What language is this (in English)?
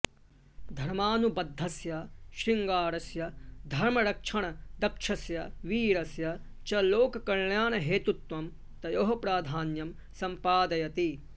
Sanskrit